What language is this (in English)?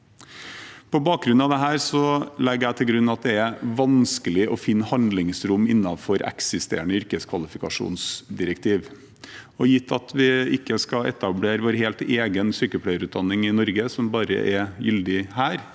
Norwegian